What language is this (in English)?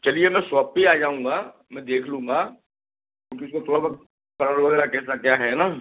Hindi